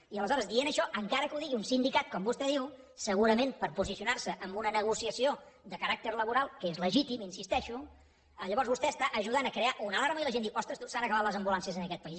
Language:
Catalan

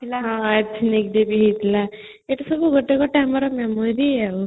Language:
Odia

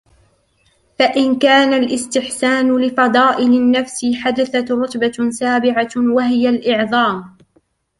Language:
Arabic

